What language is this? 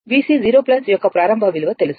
Telugu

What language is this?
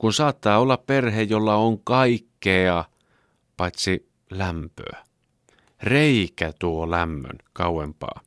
Finnish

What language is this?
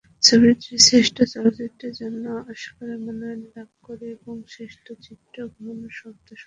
Bangla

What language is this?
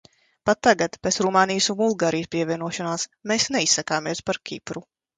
Latvian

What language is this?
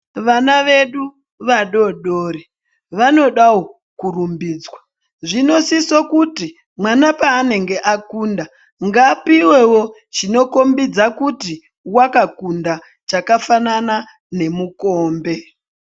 Ndau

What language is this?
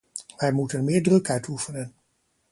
Dutch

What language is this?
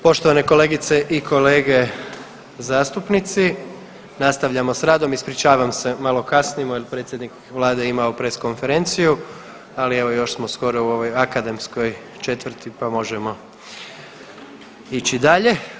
Croatian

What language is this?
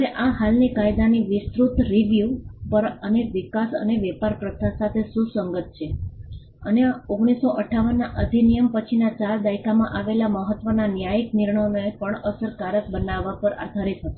Gujarati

